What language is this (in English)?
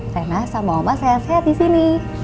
Indonesian